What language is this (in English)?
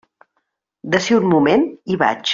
Catalan